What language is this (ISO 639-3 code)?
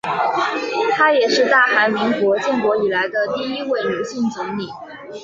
zho